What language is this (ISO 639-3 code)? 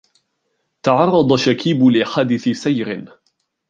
ara